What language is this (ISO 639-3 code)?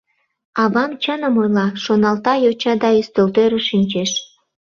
chm